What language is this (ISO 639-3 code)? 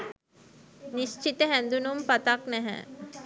sin